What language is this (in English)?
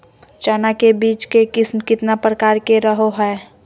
Magahi